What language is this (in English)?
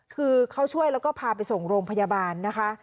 Thai